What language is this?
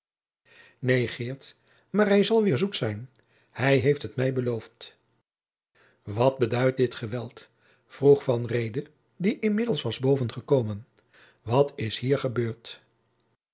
Dutch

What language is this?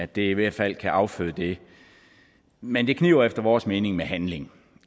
Danish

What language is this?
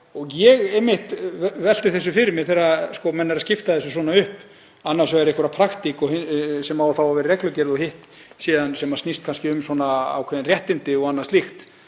Icelandic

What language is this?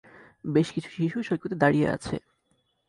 Bangla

